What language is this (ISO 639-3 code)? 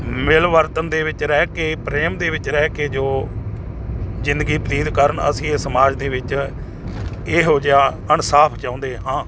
pan